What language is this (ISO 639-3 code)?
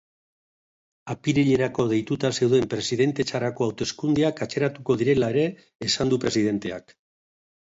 eus